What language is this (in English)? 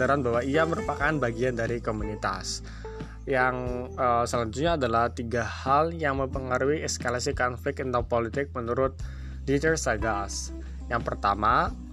Indonesian